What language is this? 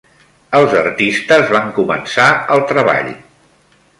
Catalan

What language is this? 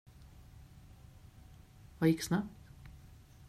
Swedish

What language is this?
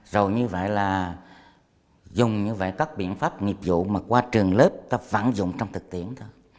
Vietnamese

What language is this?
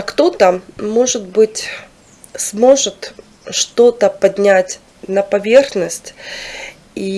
Russian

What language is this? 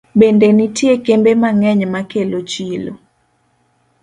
Luo (Kenya and Tanzania)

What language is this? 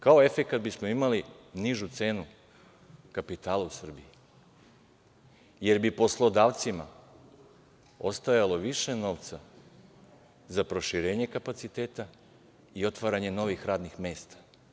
Serbian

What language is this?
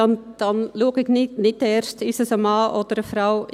Swiss German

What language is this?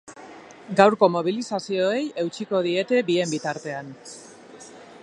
Basque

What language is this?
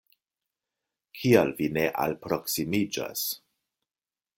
Esperanto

